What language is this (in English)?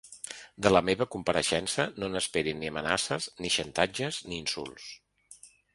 Catalan